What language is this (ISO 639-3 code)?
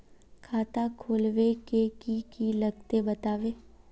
mag